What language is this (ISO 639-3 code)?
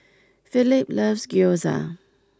eng